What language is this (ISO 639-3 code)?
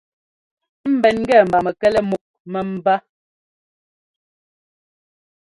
jgo